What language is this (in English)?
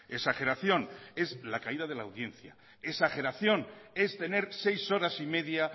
Spanish